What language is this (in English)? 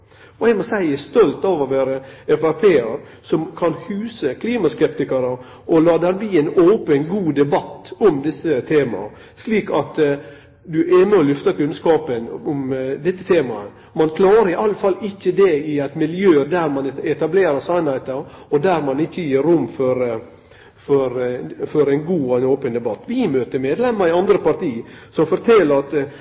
Norwegian Nynorsk